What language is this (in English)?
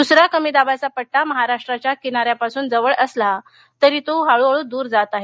Marathi